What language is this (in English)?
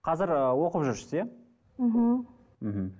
Kazakh